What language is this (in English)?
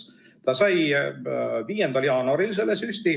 Estonian